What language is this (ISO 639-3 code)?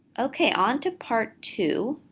eng